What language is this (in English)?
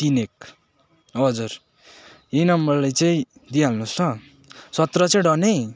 Nepali